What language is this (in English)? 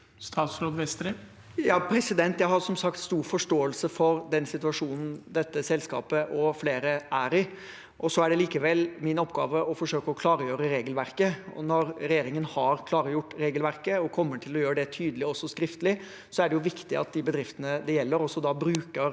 Norwegian